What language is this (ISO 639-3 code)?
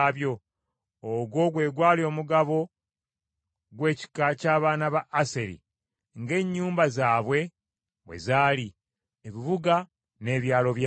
lug